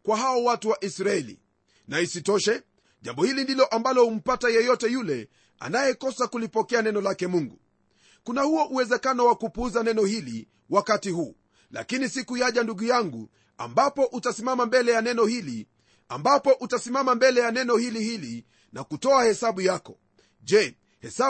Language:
Swahili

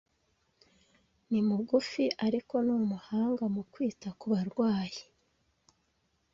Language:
Kinyarwanda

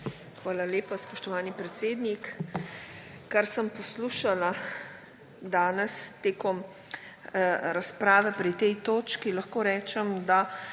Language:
Slovenian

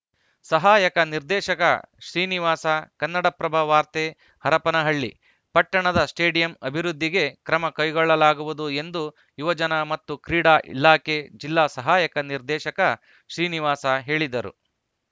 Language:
Kannada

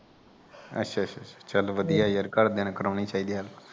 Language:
Punjabi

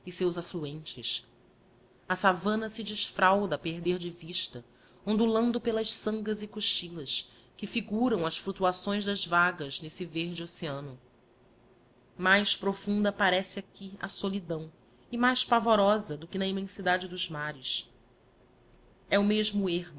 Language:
Portuguese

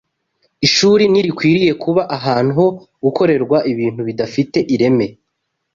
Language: Kinyarwanda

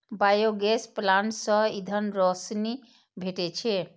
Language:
Maithili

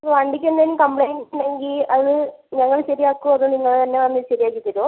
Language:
Malayalam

